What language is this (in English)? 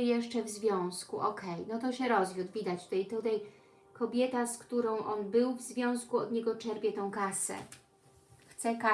Polish